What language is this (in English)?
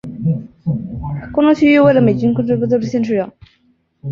Chinese